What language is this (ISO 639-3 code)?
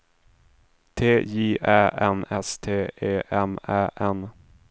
swe